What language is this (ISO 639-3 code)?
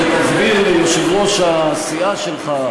heb